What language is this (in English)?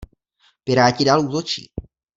Czech